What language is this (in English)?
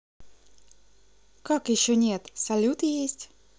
Russian